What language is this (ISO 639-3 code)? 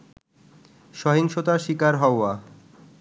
ben